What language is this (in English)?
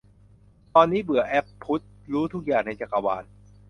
Thai